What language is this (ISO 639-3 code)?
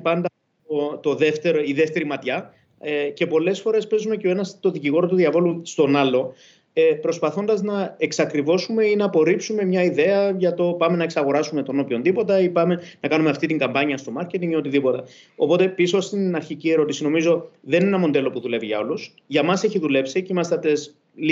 ell